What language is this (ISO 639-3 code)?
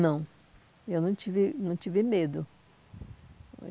por